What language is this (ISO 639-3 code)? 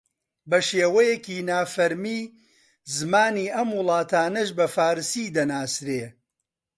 ckb